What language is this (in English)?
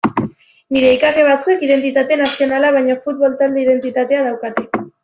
Basque